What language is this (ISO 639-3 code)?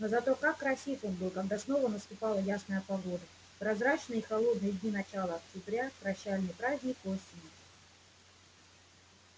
rus